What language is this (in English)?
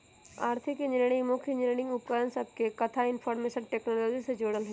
Magahi